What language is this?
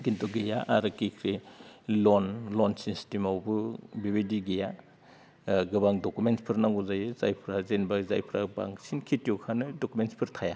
Bodo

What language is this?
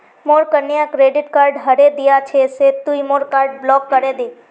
Magahi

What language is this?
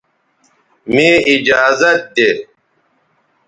Bateri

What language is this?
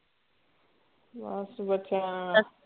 Punjabi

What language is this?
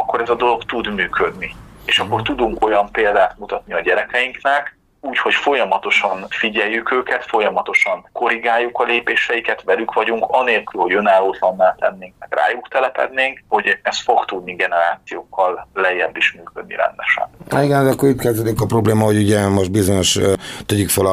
Hungarian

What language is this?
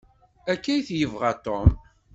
Kabyle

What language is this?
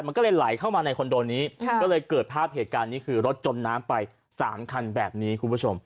Thai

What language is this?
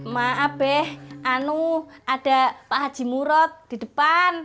Indonesian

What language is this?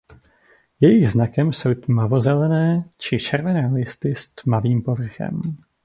Czech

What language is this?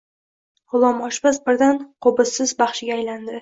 Uzbek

